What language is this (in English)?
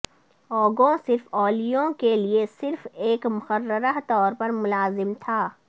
Urdu